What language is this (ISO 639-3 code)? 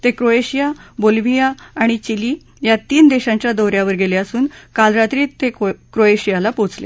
mar